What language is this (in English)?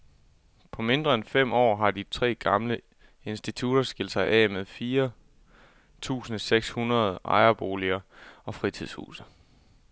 Danish